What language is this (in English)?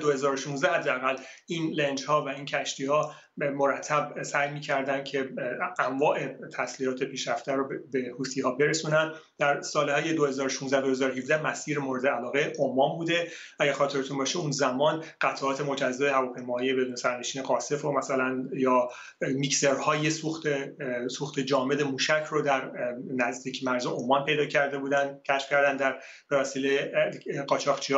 Persian